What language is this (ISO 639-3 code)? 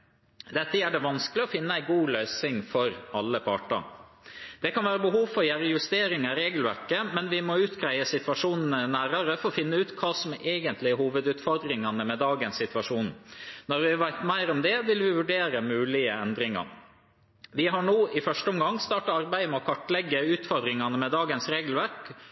nob